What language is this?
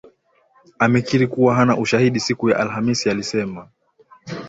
Swahili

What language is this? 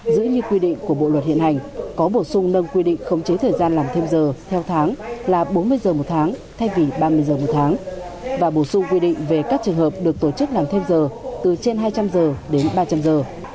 Vietnamese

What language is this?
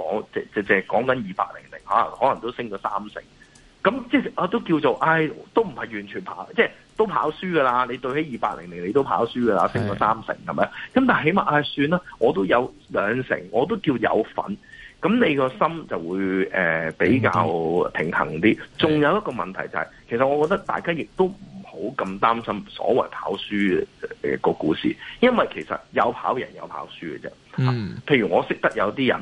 Chinese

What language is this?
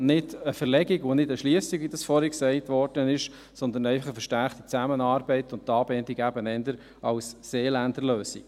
Swiss German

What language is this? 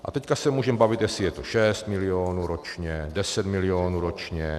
Czech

